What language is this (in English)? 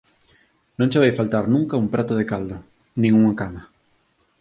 Galician